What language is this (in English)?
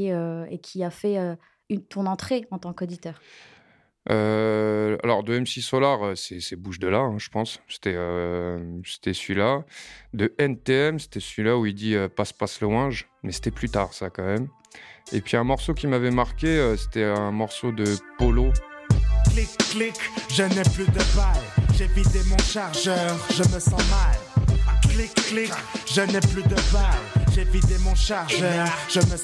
French